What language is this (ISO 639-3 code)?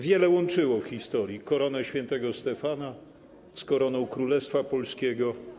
pol